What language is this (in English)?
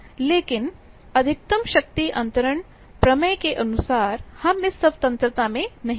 Hindi